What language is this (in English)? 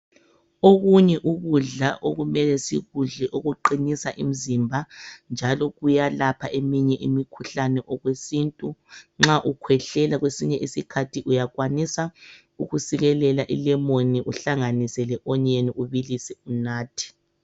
North Ndebele